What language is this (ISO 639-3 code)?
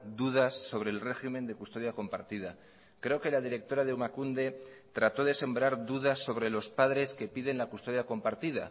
spa